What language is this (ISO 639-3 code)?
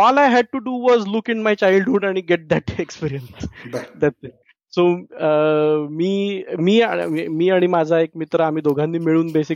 mar